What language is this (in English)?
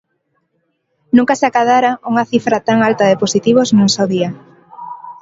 Galician